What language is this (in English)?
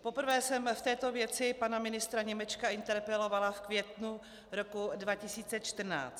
Czech